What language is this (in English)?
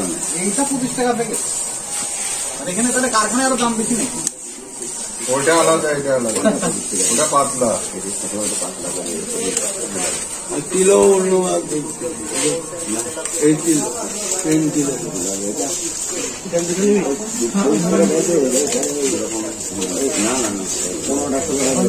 English